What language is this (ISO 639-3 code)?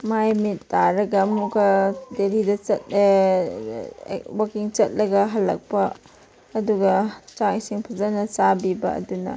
mni